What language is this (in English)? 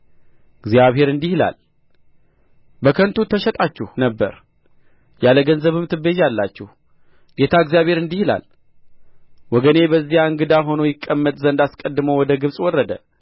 Amharic